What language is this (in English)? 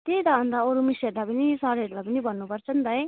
Nepali